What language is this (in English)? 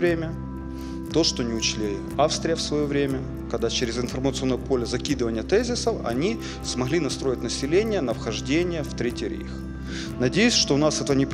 Russian